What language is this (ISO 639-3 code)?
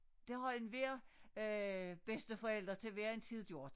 dan